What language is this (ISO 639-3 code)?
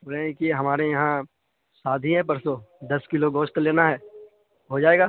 urd